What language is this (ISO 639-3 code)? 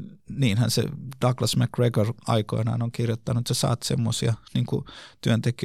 fin